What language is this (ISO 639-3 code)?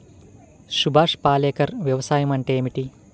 tel